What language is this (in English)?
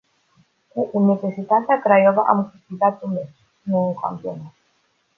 Romanian